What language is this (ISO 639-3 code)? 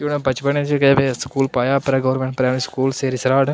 doi